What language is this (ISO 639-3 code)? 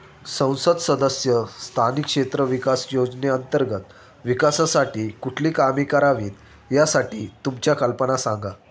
mar